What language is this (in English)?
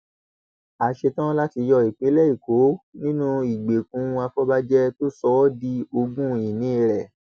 Yoruba